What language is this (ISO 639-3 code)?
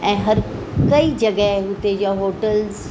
snd